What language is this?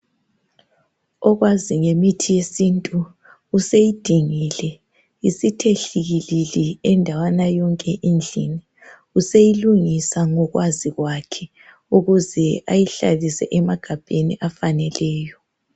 North Ndebele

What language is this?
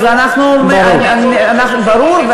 Hebrew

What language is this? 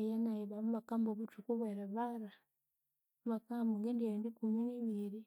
Konzo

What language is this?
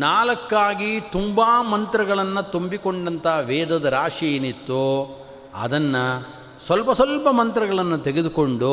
Kannada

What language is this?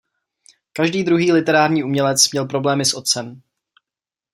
Czech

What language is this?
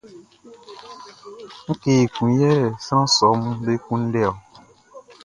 Baoulé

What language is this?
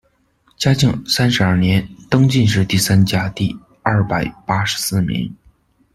Chinese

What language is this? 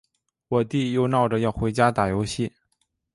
Chinese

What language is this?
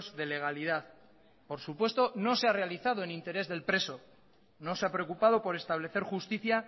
Spanish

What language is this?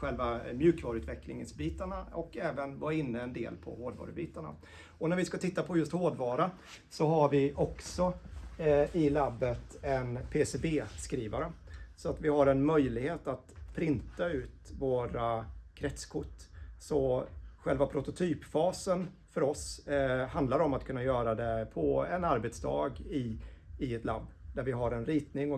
Swedish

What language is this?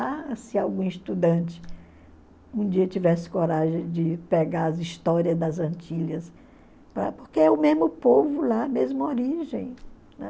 Portuguese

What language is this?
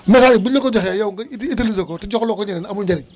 Wolof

